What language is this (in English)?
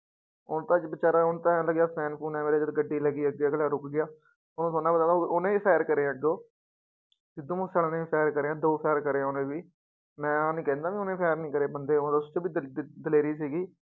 Punjabi